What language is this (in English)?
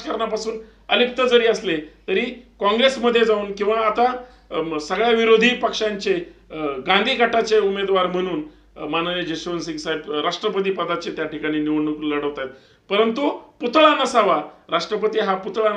Romanian